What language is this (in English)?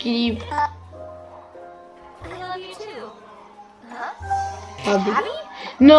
Italian